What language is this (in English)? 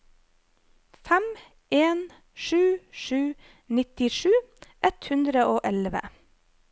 Norwegian